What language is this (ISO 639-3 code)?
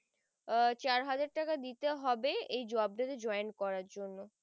ben